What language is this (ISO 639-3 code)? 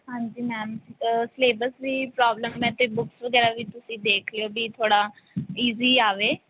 pan